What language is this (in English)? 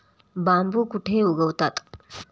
Marathi